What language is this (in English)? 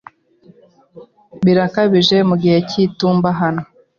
Kinyarwanda